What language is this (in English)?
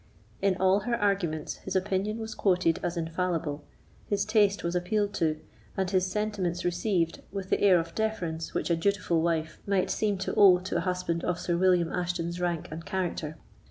English